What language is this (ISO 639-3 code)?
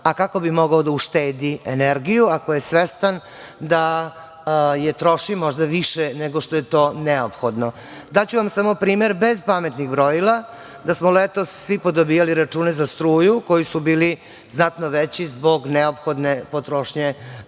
srp